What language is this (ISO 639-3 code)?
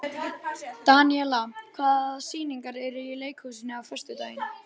isl